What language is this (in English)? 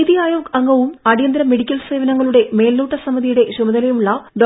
Malayalam